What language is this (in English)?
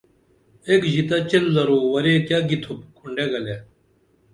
Dameli